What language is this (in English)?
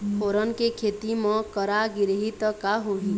Chhattisgarhi